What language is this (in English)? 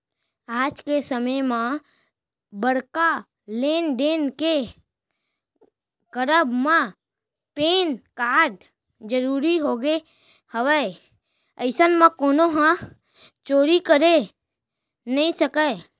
Chhattisgarhi